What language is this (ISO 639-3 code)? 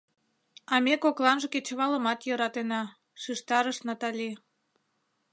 chm